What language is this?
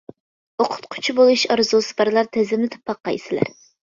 Uyghur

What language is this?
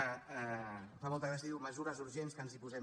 Catalan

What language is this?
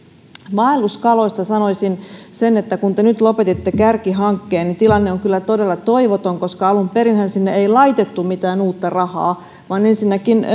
Finnish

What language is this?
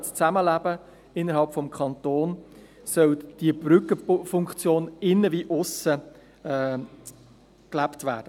Swiss German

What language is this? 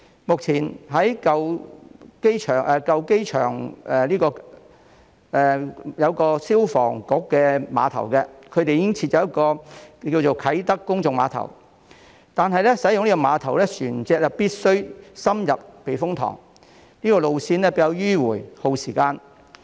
Cantonese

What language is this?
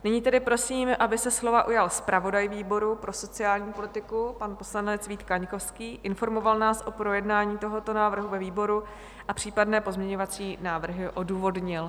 Czech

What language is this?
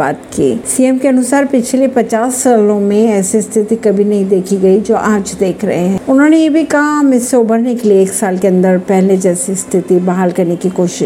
Hindi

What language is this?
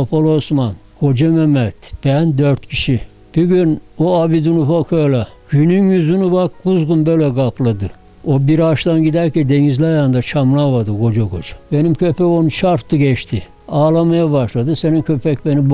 Turkish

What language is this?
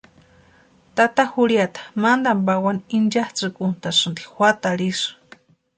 Western Highland Purepecha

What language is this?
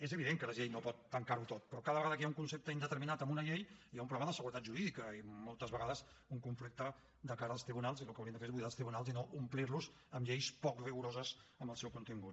Catalan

